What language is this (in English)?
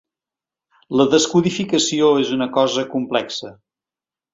Catalan